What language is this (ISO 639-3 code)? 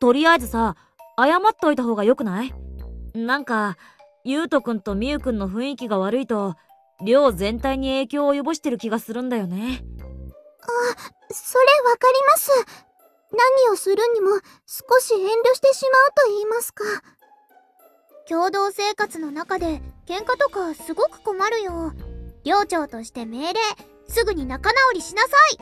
jpn